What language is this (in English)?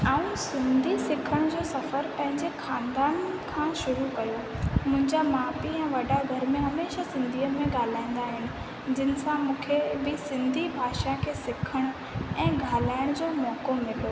Sindhi